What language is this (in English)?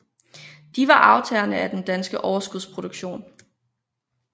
Danish